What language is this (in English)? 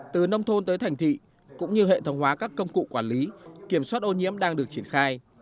Vietnamese